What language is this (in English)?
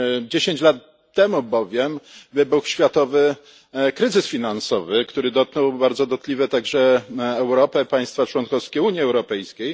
Polish